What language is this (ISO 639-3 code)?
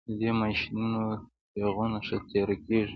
pus